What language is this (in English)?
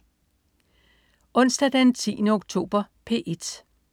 Danish